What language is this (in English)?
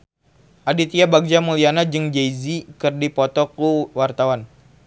Sundanese